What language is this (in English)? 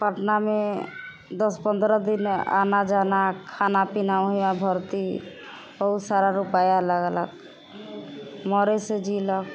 Maithili